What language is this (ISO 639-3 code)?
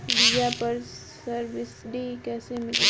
bho